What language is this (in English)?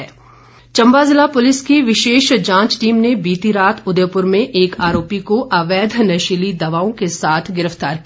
Hindi